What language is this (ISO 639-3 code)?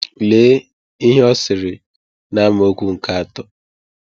ibo